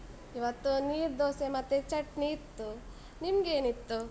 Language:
Kannada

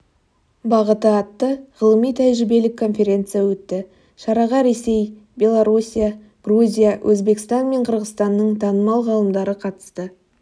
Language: Kazakh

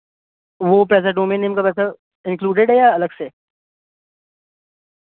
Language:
Urdu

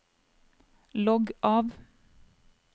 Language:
Norwegian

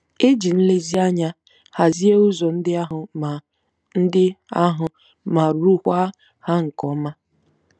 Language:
Igbo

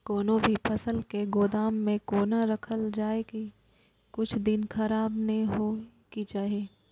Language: Maithili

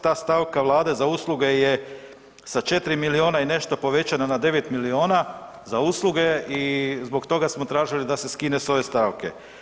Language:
Croatian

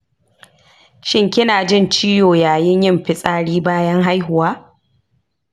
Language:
Hausa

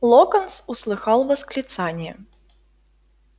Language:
Russian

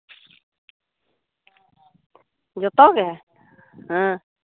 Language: Santali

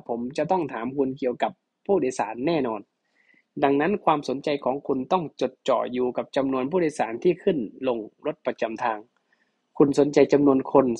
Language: Thai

